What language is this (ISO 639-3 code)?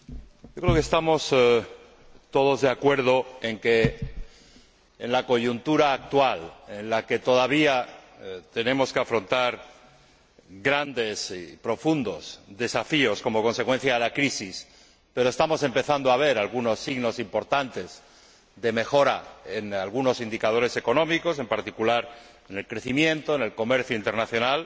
spa